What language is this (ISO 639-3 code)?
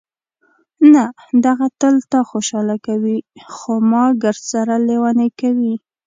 pus